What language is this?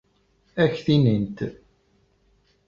Kabyle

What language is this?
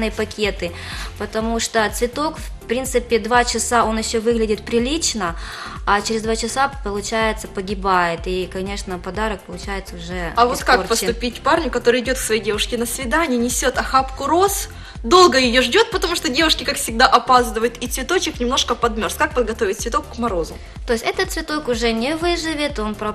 Russian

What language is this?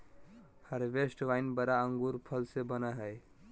Magahi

